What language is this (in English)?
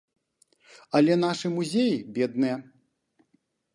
Belarusian